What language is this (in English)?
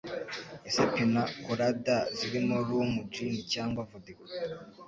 Kinyarwanda